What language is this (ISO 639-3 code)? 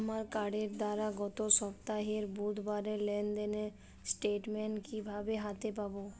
ben